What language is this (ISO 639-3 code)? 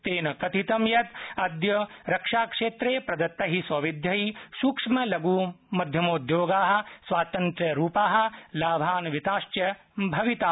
san